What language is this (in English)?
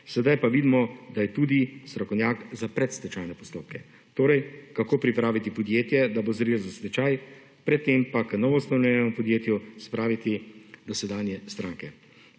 Slovenian